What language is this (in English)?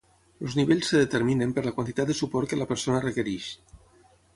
Catalan